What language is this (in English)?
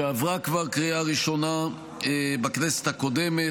Hebrew